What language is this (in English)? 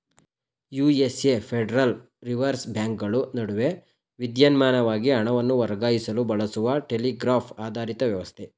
Kannada